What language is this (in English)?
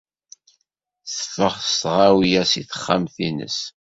Kabyle